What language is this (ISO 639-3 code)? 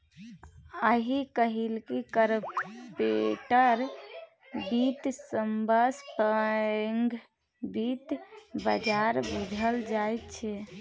mai